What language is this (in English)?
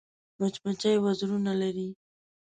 Pashto